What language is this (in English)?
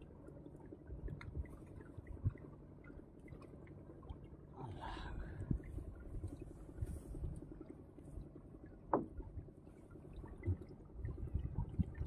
Thai